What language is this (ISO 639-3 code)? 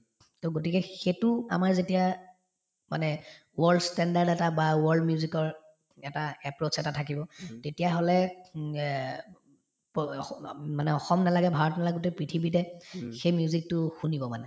asm